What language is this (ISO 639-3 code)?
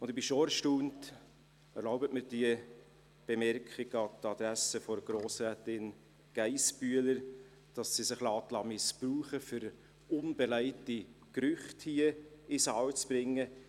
gsw